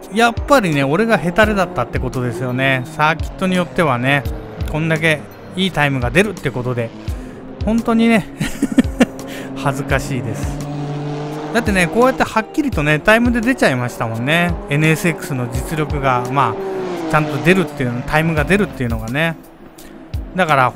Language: Japanese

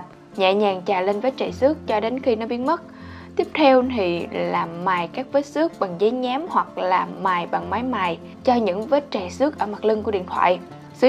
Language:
Vietnamese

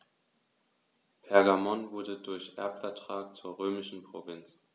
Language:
German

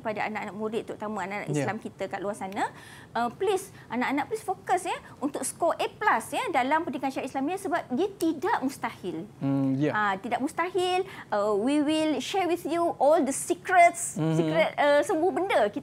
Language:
Malay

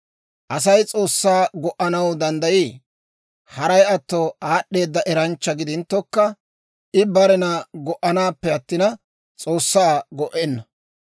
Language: Dawro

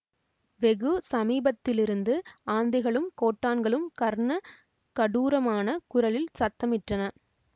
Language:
Tamil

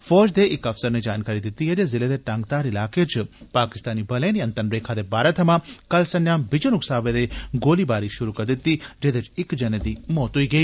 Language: Dogri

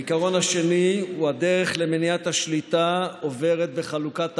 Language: Hebrew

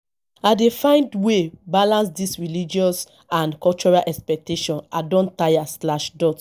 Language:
Nigerian Pidgin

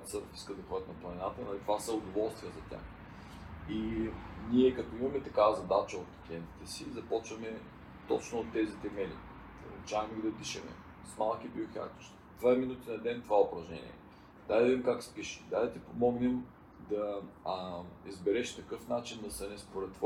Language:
Bulgarian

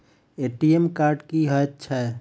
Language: Maithili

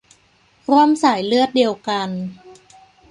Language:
Thai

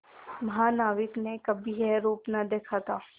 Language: Hindi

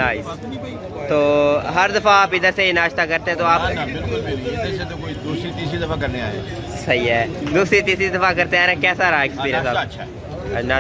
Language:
Hindi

